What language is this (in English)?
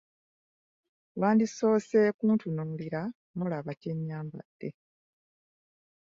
Ganda